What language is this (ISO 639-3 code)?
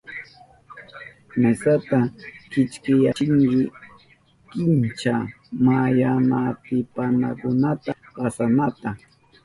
qup